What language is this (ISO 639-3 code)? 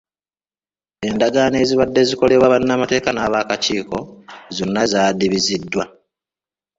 lug